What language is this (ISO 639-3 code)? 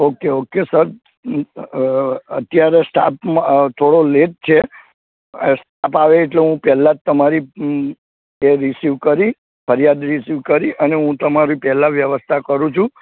guj